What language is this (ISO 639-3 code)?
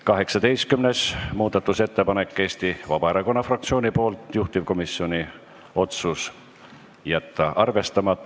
est